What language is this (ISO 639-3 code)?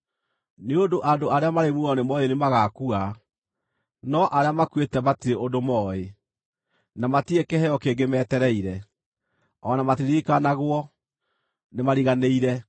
kik